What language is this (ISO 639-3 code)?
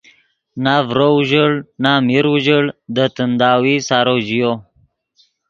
ydg